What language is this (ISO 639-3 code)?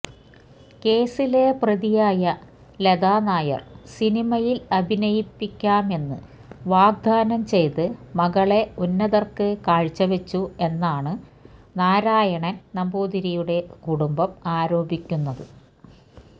mal